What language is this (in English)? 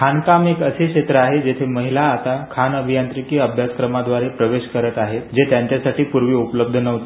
Marathi